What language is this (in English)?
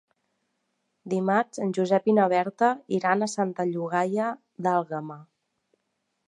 Catalan